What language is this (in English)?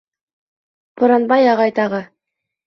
Bashkir